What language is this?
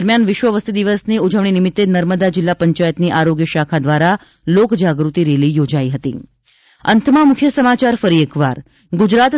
Gujarati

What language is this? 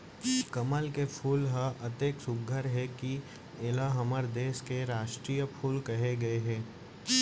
Chhattisgarhi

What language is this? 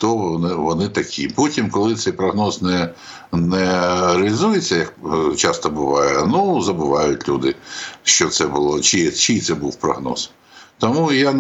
Ukrainian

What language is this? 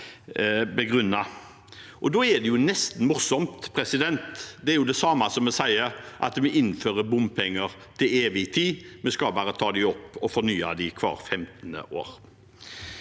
Norwegian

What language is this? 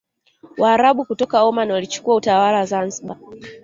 Swahili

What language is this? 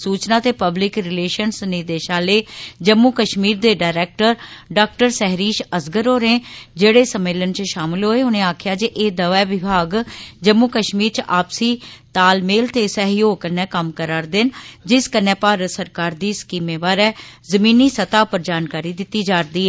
Dogri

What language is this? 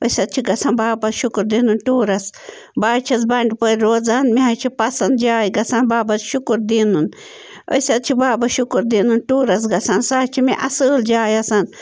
Kashmiri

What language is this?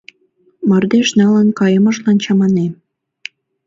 Mari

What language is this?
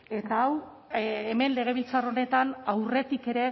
Basque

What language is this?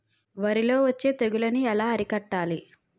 Telugu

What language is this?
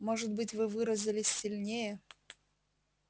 Russian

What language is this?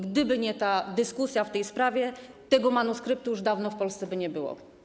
Polish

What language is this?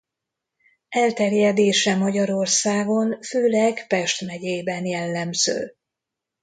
Hungarian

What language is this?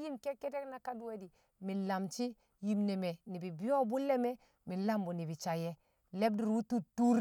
Kamo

